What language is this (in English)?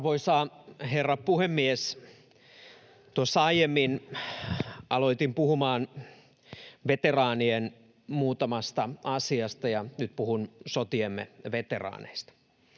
Finnish